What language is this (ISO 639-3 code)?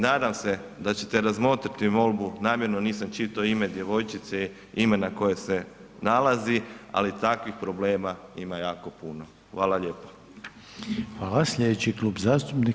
hrv